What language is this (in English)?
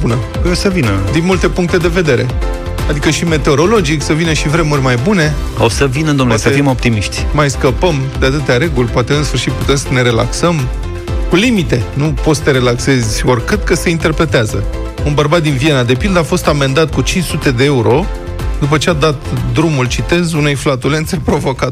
Romanian